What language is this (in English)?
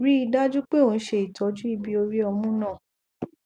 Yoruba